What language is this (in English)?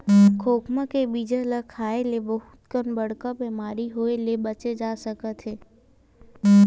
Chhattisgarhi